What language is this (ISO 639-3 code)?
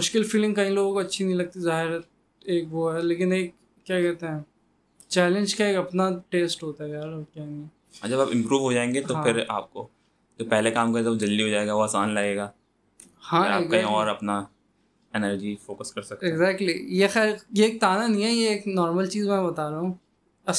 urd